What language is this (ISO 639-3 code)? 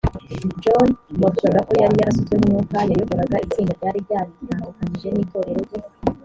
kin